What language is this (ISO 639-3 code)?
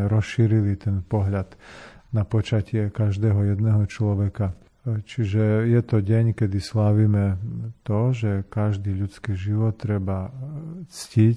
slk